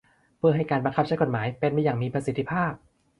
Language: Thai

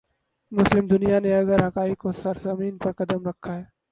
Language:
Urdu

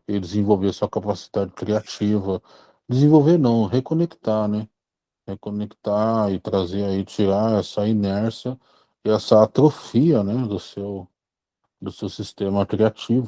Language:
Portuguese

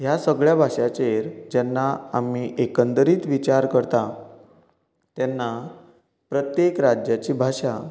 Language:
Konkani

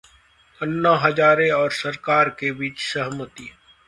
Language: Hindi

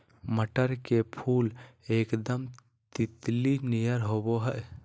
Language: Magahi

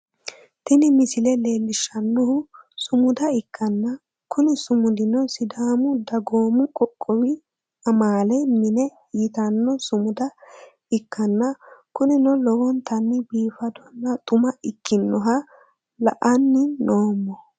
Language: Sidamo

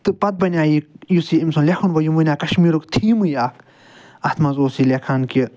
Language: Kashmiri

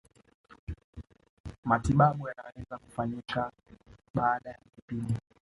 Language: Swahili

